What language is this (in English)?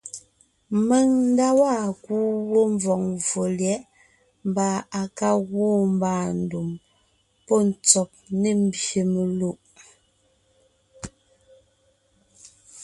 Ngiemboon